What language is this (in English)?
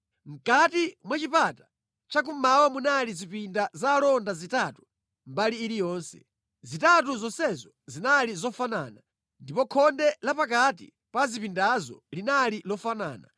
Nyanja